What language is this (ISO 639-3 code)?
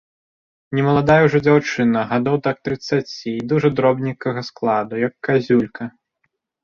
bel